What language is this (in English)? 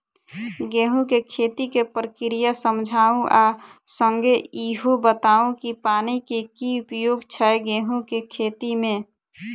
Maithili